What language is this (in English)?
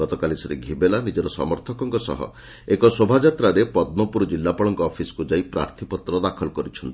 Odia